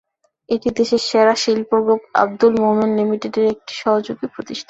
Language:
Bangla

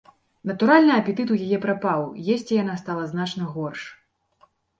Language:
Belarusian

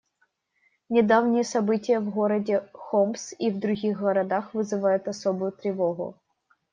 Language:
Russian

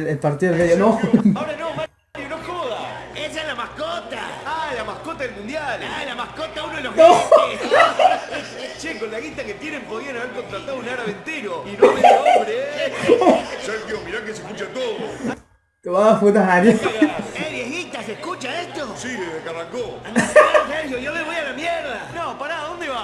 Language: Spanish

